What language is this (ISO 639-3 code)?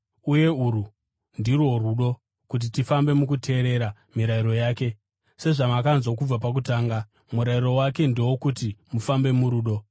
sna